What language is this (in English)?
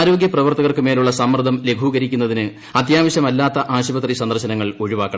Malayalam